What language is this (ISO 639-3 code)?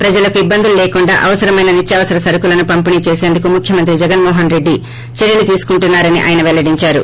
tel